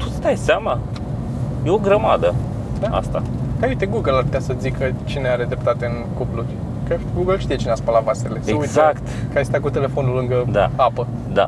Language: Romanian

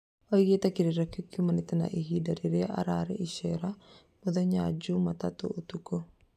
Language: Kikuyu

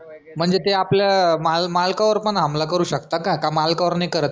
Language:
Marathi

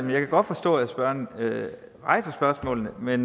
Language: Danish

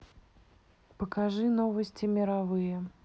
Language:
Russian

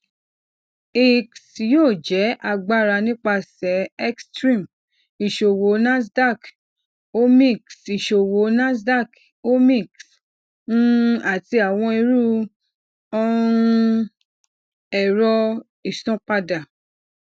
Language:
Yoruba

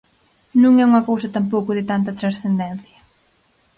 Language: Galician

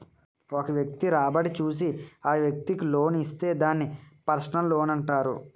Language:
Telugu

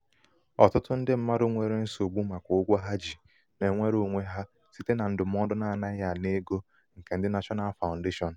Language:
Igbo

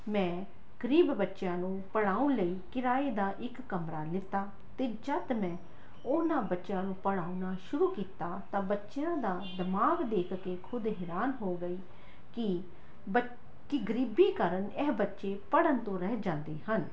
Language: Punjabi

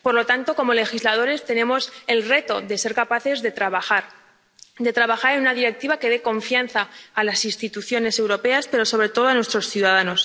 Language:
Spanish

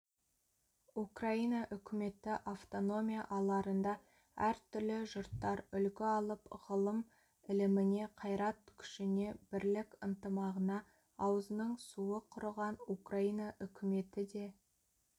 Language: Kazakh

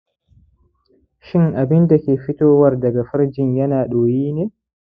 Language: Hausa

